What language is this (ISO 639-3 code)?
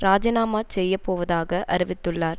tam